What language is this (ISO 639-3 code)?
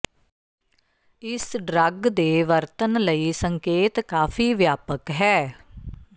pan